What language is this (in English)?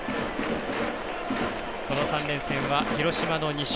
Japanese